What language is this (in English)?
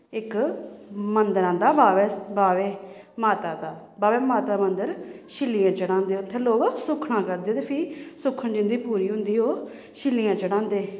Dogri